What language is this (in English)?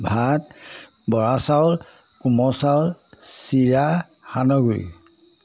Assamese